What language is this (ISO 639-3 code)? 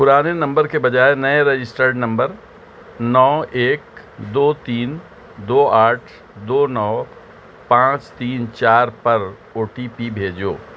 urd